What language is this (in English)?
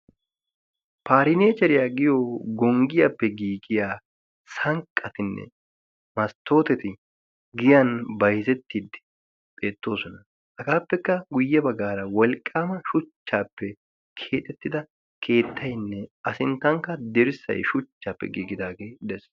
Wolaytta